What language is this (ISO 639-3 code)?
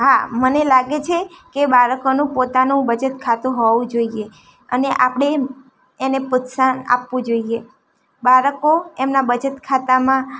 guj